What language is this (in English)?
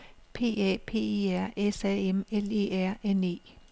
Danish